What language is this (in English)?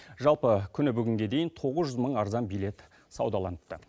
Kazakh